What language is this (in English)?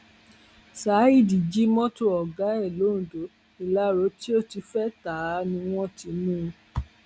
Yoruba